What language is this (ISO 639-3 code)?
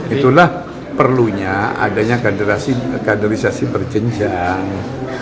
ind